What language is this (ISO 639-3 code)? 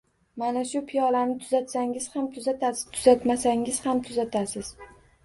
uzb